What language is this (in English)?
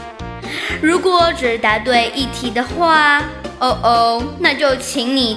Chinese